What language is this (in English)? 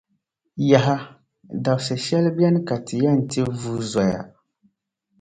Dagbani